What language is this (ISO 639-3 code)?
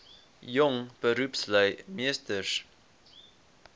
afr